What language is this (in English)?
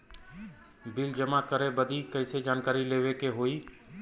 Bhojpuri